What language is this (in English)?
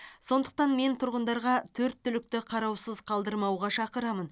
Kazakh